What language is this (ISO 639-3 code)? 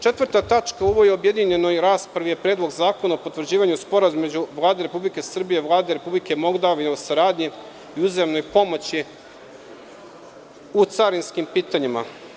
srp